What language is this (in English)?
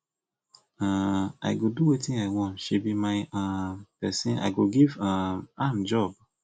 Nigerian Pidgin